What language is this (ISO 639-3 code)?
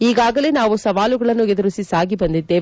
kan